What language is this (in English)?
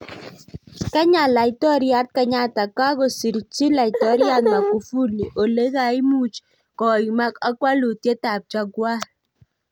Kalenjin